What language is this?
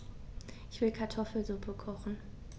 German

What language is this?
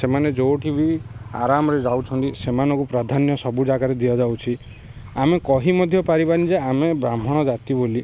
Odia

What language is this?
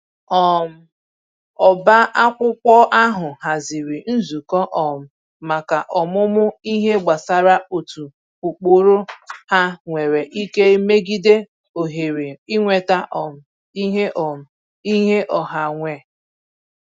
Igbo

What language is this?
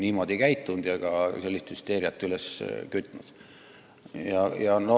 Estonian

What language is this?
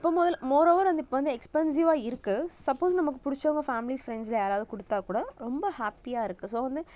Tamil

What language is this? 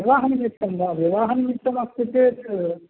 Sanskrit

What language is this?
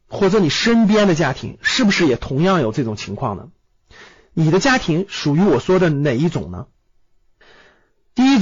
Chinese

